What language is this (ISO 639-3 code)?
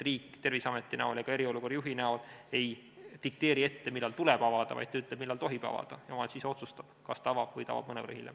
est